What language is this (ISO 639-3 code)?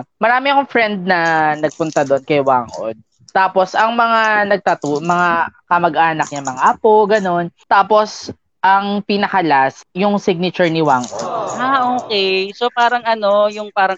fil